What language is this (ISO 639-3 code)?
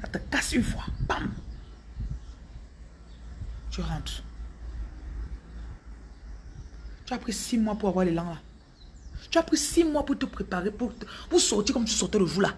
fra